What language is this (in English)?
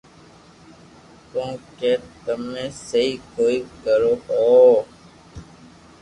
Loarki